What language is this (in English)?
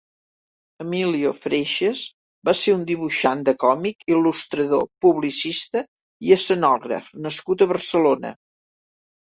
Catalan